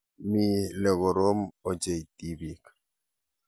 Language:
Kalenjin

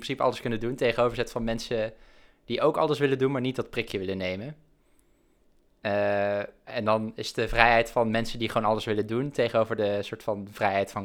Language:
Dutch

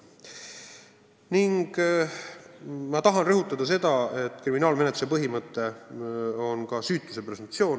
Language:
Estonian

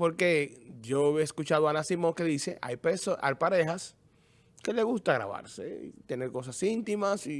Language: Spanish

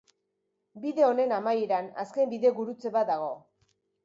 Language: Basque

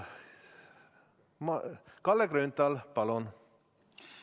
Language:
Estonian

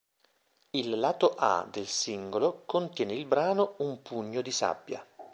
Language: Italian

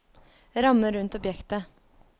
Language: Norwegian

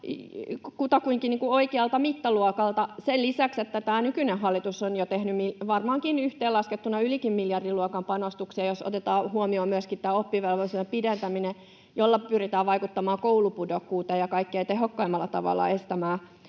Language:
Finnish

